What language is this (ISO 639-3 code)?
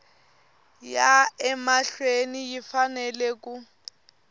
tso